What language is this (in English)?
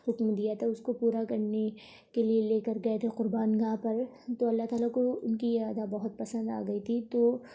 Urdu